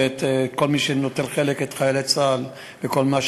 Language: Hebrew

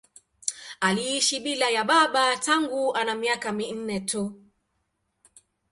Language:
Swahili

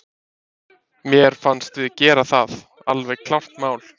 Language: Icelandic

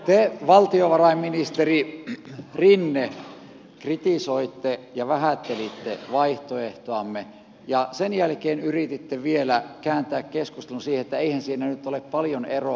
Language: Finnish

